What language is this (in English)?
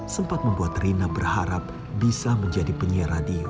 Indonesian